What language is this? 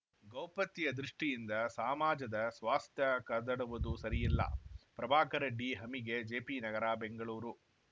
Kannada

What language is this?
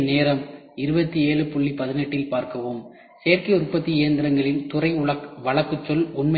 Tamil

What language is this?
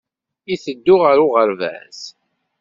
Kabyle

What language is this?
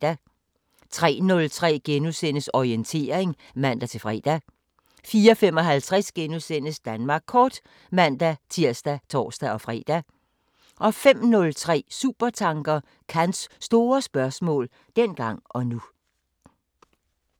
Danish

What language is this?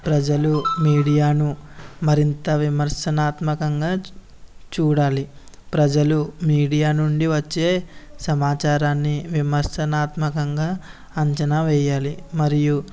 Telugu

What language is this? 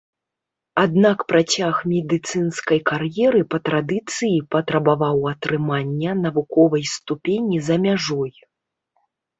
Belarusian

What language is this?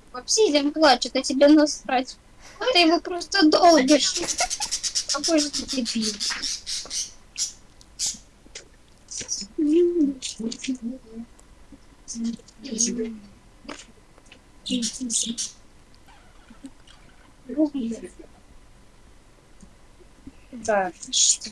Russian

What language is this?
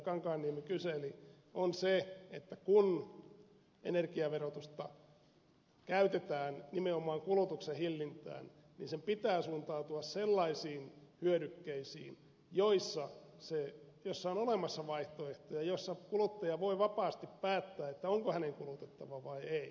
Finnish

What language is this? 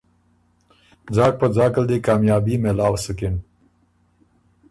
Ormuri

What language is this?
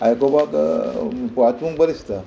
Konkani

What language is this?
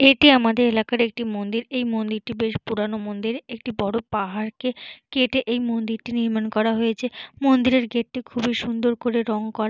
Bangla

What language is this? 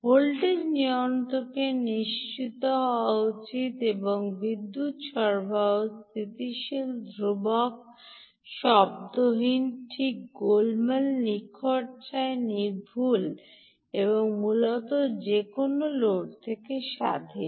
Bangla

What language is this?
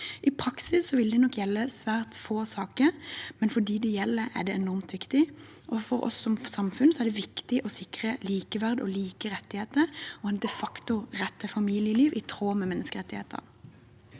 Norwegian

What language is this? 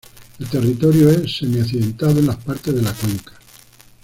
Spanish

